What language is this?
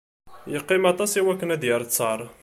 Kabyle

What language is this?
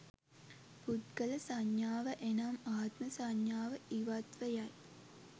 Sinhala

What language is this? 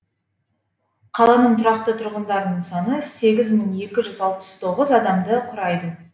Kazakh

